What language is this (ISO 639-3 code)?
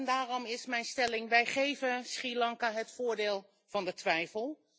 nld